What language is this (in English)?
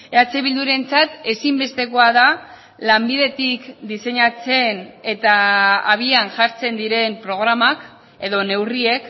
Basque